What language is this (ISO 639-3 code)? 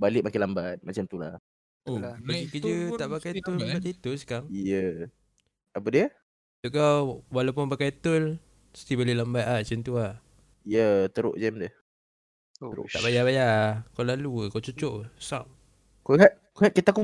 msa